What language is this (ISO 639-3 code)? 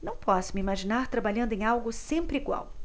por